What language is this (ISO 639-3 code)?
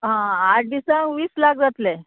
kok